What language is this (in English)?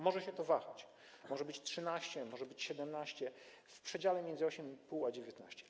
Polish